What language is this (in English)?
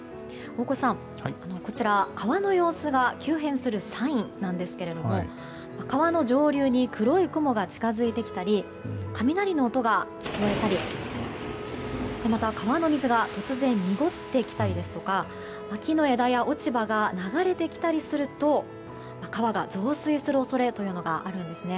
Japanese